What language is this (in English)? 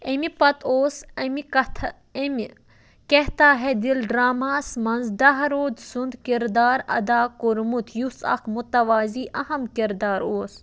Kashmiri